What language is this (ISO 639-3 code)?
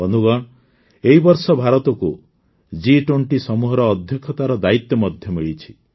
ori